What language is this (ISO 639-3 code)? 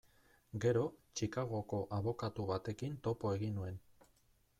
eus